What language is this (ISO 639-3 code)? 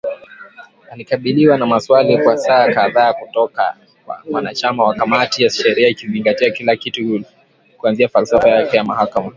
swa